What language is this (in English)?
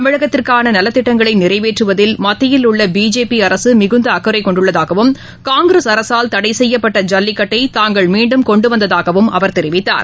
Tamil